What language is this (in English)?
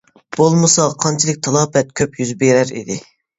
Uyghur